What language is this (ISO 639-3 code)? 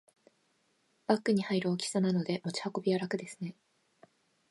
jpn